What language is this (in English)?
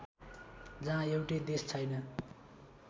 Nepali